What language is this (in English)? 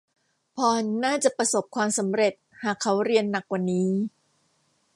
Thai